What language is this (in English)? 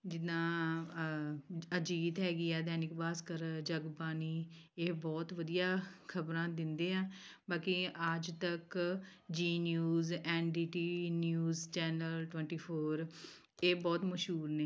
Punjabi